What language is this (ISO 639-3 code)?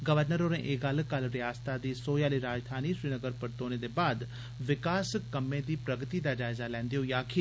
doi